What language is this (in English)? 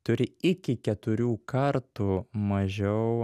Lithuanian